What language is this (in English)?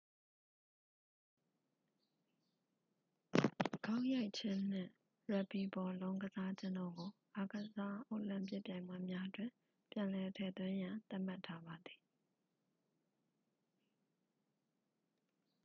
Burmese